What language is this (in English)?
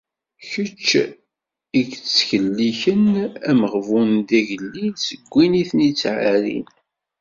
Kabyle